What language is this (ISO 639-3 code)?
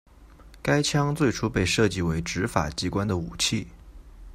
zho